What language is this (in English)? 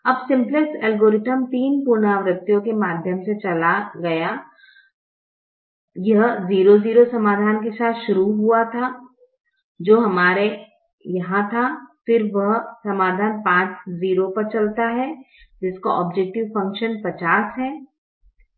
Hindi